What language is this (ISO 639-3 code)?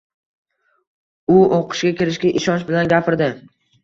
uzb